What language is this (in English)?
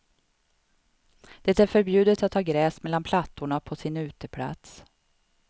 Swedish